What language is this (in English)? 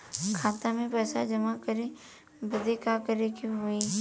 Bhojpuri